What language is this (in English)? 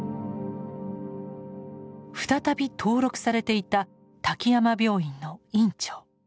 Japanese